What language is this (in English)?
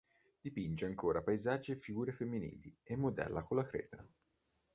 Italian